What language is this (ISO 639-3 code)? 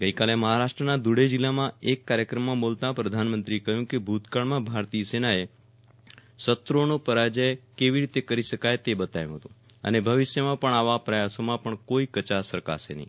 guj